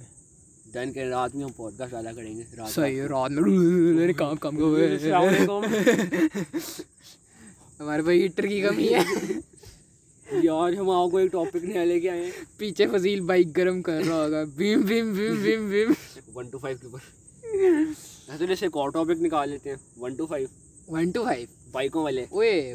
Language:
Urdu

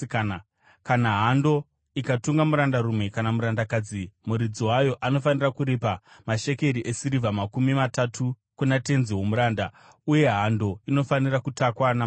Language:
Shona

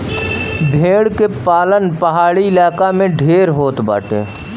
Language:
Bhojpuri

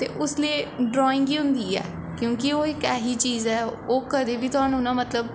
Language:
Dogri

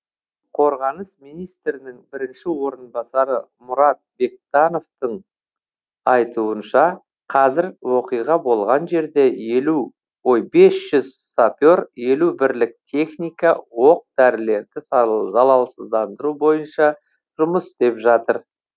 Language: Kazakh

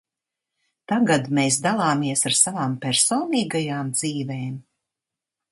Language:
Latvian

